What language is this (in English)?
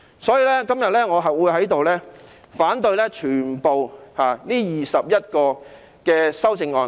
Cantonese